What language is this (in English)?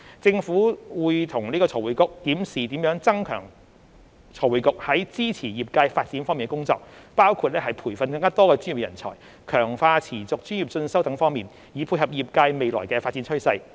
Cantonese